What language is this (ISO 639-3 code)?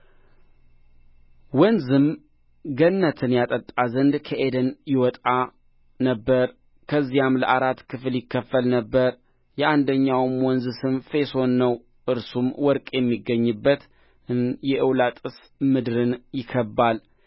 amh